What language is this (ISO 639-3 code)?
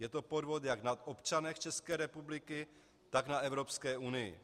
ces